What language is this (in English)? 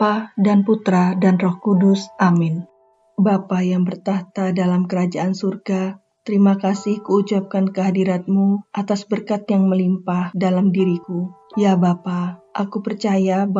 Indonesian